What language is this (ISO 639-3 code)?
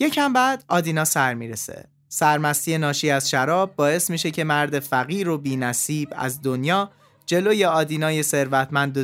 fas